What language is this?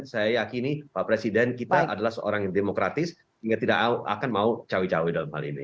Indonesian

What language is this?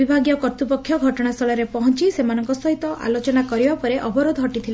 Odia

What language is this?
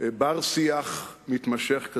Hebrew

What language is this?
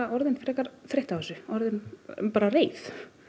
Icelandic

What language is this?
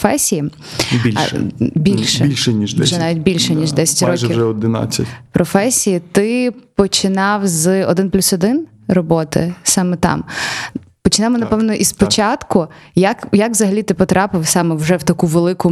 Ukrainian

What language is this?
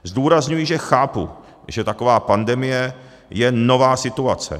Czech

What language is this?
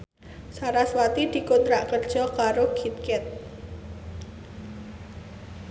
Javanese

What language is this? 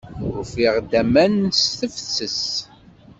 Kabyle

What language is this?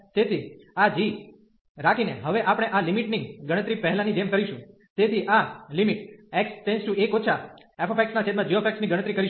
Gujarati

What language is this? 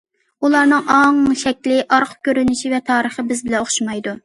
Uyghur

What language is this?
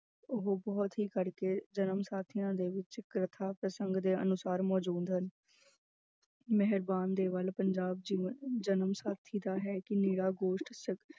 Punjabi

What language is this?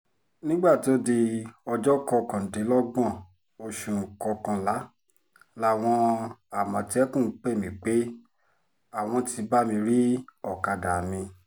Yoruba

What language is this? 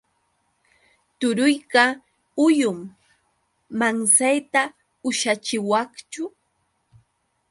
Yauyos Quechua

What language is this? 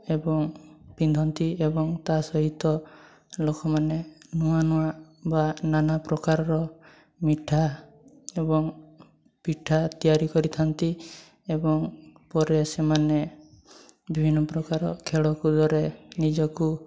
Odia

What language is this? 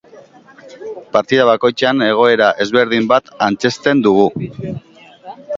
Basque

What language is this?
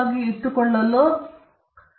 Kannada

